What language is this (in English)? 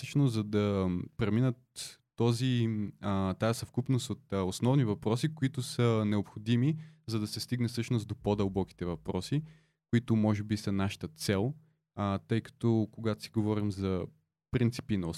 Bulgarian